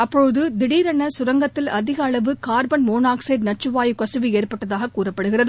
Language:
Tamil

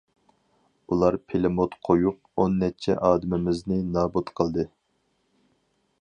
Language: Uyghur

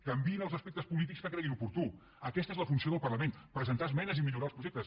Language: Catalan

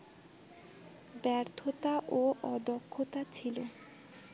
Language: Bangla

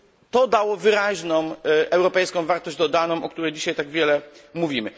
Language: Polish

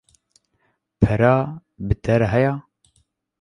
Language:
Kurdish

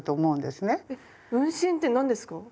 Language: Japanese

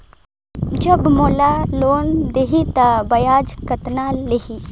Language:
Chhattisgarhi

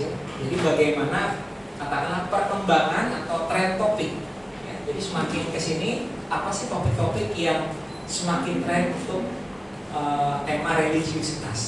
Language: Indonesian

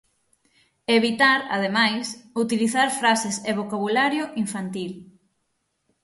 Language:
Galician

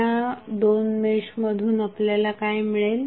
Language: Marathi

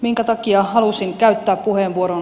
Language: Finnish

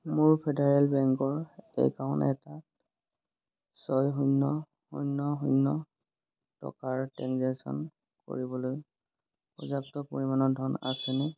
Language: Assamese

